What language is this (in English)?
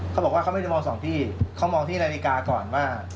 Thai